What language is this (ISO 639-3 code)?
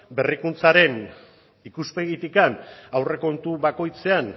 eus